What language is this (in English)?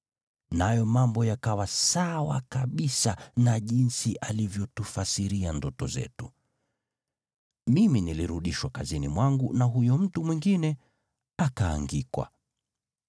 Swahili